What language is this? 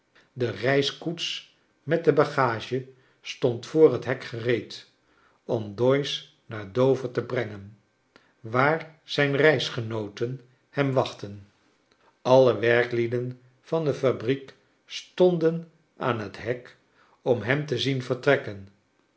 Dutch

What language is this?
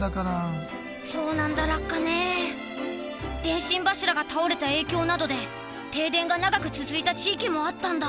Japanese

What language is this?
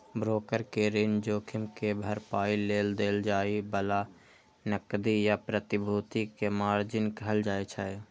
Maithili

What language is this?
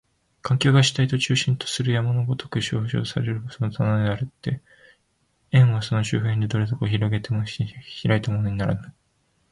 Japanese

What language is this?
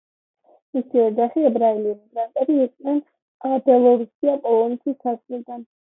Georgian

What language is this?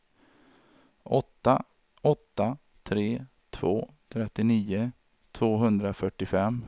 Swedish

